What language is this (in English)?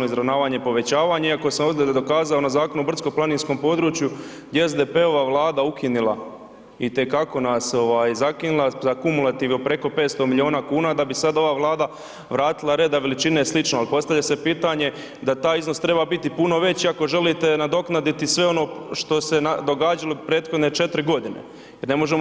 Croatian